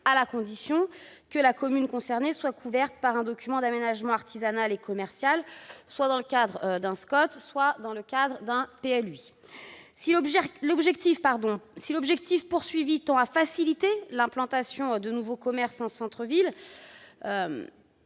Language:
French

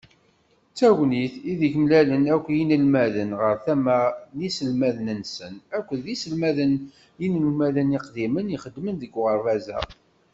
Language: Kabyle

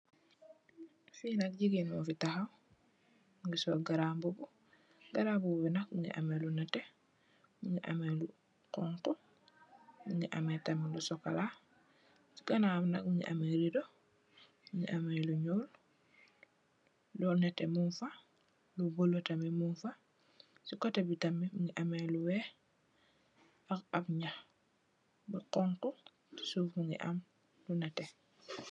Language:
Wolof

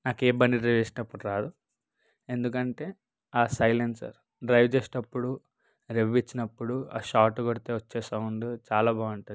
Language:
Telugu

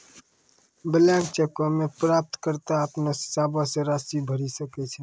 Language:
Maithili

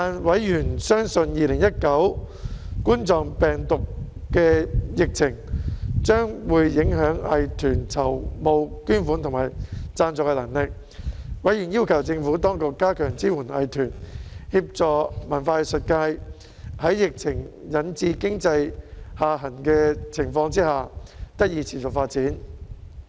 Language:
Cantonese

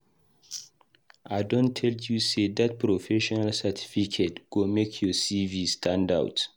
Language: Nigerian Pidgin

